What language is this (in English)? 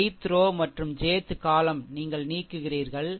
Tamil